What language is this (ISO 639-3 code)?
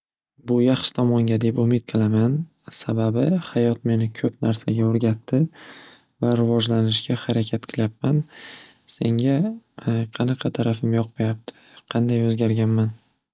uzb